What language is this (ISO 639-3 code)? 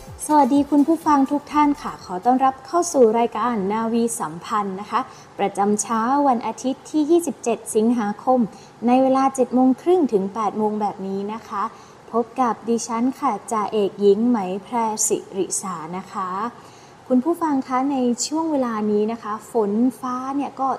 tha